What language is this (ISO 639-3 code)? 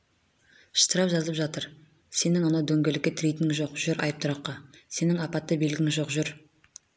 kaz